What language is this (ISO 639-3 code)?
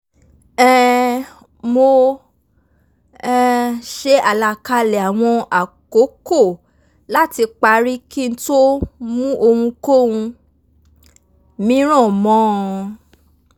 yor